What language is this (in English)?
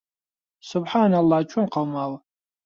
Central Kurdish